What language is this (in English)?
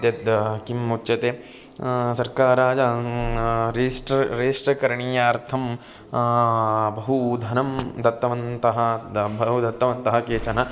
Sanskrit